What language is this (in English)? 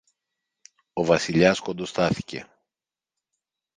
Greek